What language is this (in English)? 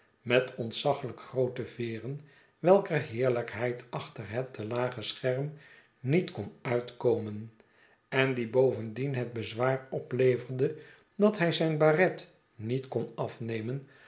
Dutch